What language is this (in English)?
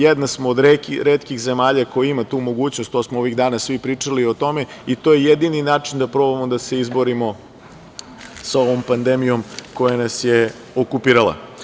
Serbian